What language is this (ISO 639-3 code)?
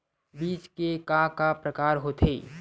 hne